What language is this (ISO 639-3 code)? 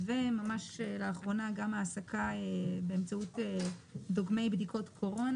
heb